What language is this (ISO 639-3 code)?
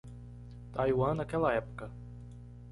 por